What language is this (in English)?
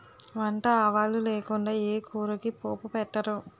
Telugu